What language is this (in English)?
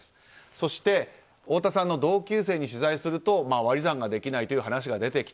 Japanese